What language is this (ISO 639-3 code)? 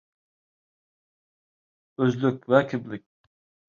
uig